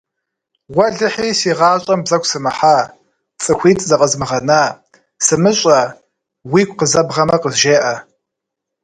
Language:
Kabardian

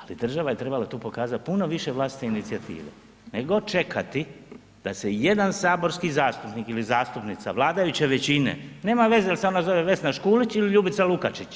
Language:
Croatian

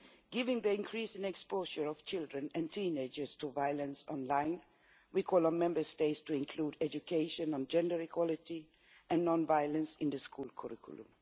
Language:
English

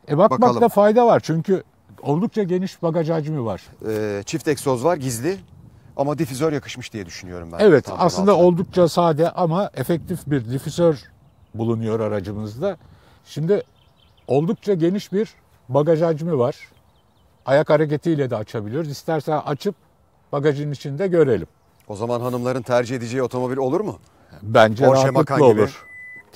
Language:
Turkish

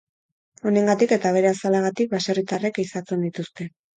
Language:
Basque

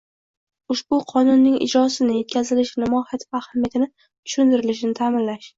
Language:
Uzbek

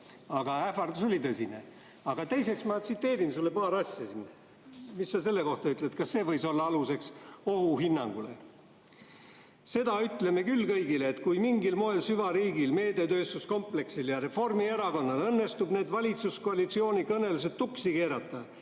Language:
Estonian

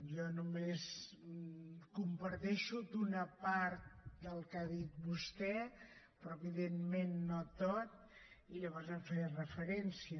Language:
Catalan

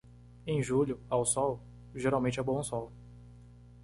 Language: Portuguese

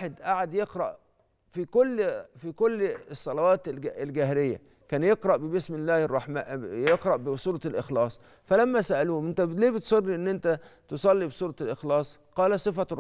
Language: Arabic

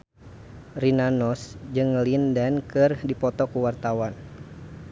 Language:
Sundanese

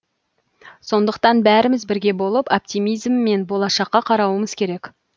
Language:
Kazakh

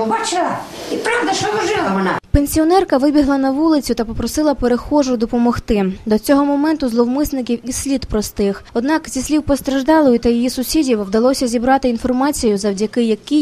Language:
Ukrainian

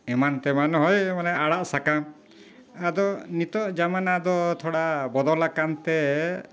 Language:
Santali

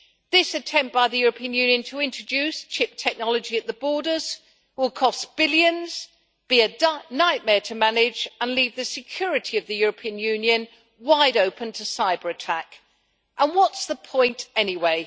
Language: English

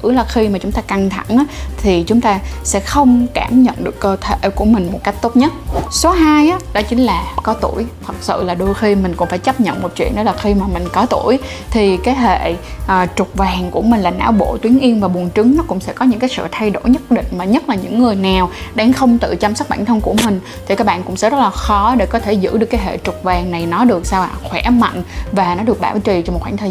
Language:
Vietnamese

